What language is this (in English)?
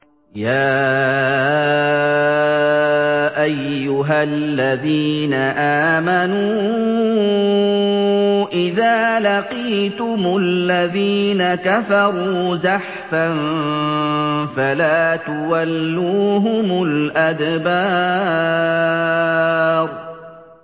Arabic